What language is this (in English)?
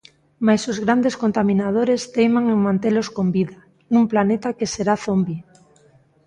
Galician